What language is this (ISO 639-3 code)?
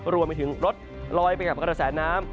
tha